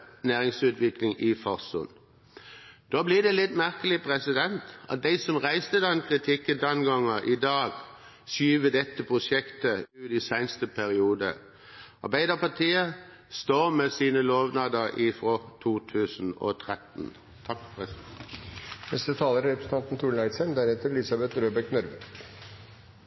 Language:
Norwegian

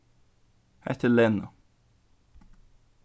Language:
Faroese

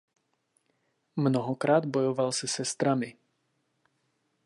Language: Czech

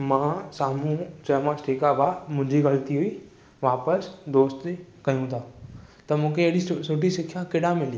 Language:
Sindhi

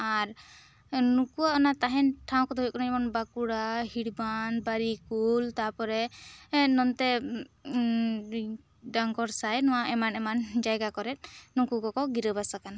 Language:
Santali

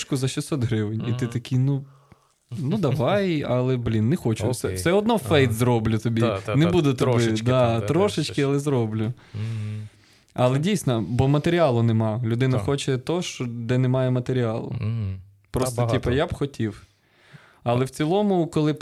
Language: Ukrainian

